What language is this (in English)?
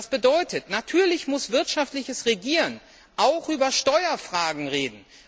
German